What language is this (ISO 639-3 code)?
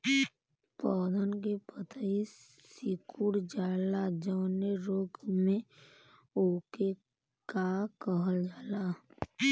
bho